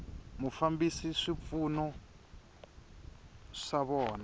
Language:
Tsonga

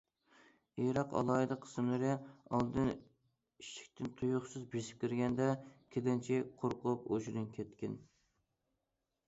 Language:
Uyghur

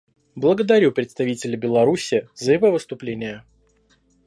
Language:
Russian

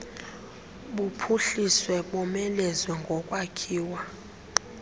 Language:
Xhosa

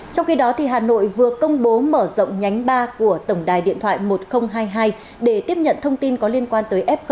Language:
Vietnamese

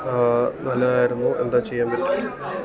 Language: Malayalam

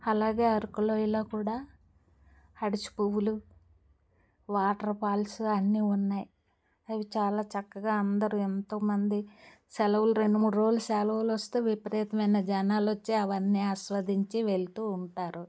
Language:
Telugu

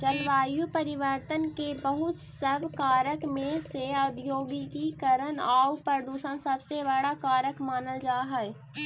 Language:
Magahi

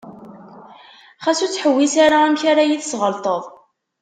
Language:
Kabyle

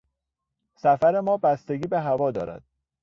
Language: Persian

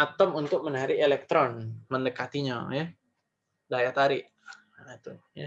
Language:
Indonesian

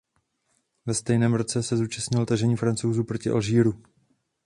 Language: Czech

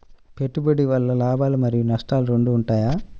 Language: Telugu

